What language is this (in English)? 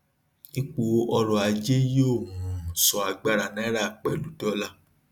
Yoruba